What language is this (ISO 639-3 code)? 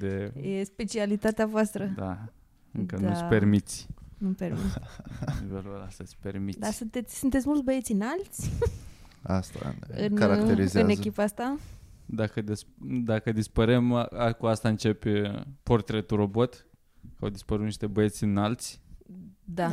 ron